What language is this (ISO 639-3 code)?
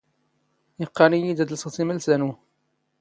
zgh